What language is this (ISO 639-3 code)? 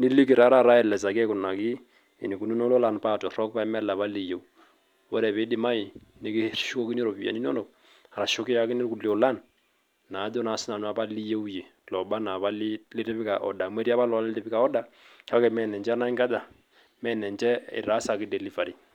mas